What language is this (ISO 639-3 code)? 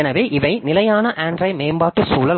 tam